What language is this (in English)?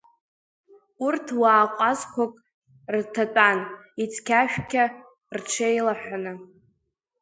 Abkhazian